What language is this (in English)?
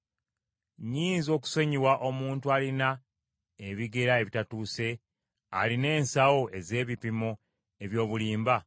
Ganda